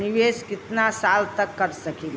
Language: Bhojpuri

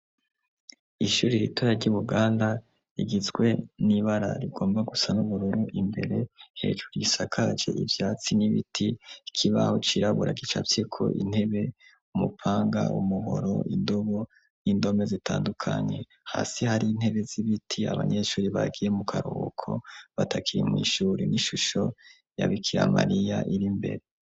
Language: Rundi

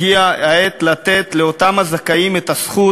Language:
Hebrew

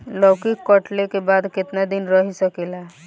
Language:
Bhojpuri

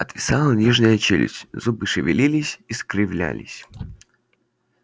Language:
Russian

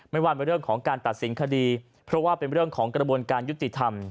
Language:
Thai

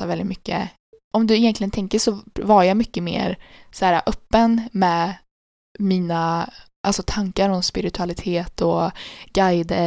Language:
Swedish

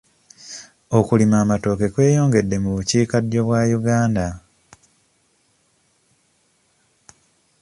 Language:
Ganda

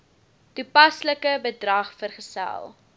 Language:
Afrikaans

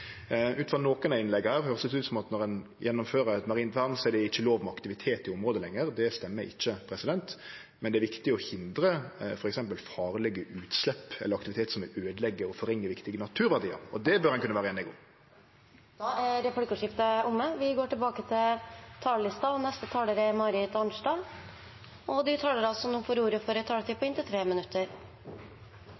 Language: Norwegian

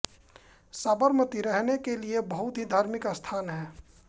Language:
Hindi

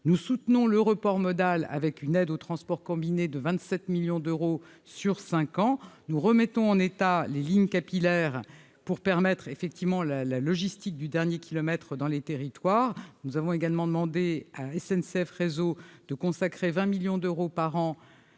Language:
French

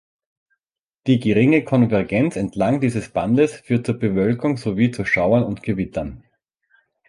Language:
German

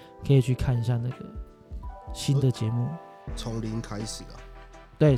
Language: Chinese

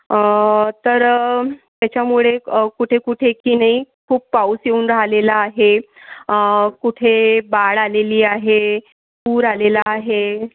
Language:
Marathi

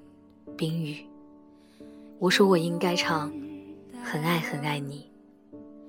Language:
Chinese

